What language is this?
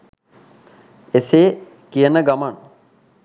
Sinhala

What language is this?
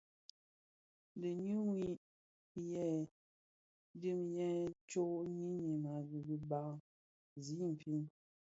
Bafia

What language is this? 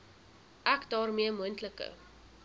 Afrikaans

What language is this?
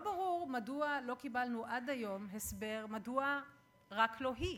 Hebrew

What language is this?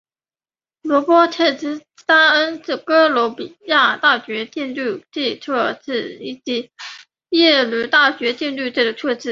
Chinese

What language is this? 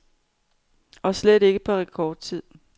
Danish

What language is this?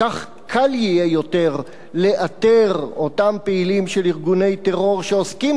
Hebrew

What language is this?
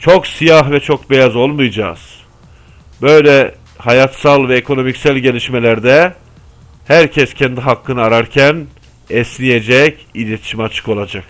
Turkish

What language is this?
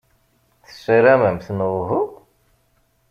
Kabyle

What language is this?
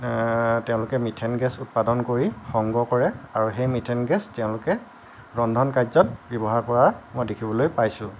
Assamese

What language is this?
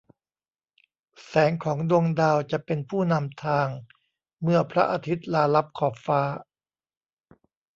Thai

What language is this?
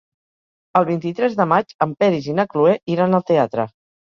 Catalan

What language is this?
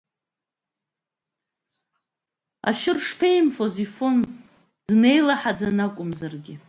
Abkhazian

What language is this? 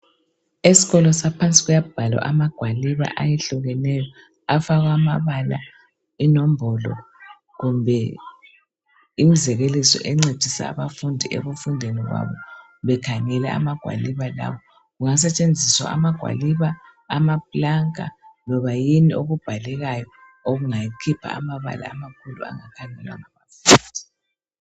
North Ndebele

